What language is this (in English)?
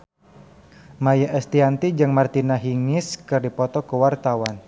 Sundanese